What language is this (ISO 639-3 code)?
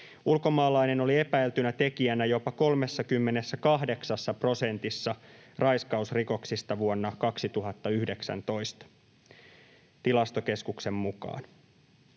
fin